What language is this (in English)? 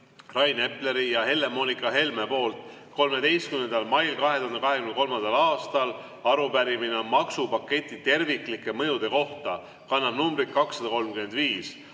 Estonian